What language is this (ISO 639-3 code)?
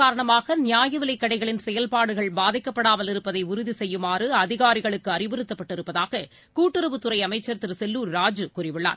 tam